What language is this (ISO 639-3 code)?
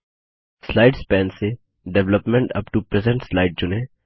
hin